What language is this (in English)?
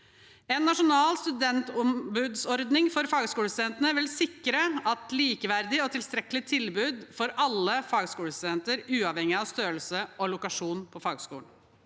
Norwegian